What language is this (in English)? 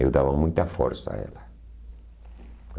Portuguese